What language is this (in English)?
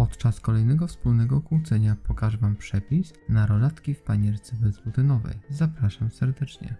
Polish